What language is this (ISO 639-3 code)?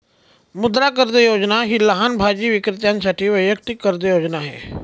mar